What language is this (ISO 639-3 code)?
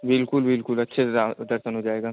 hin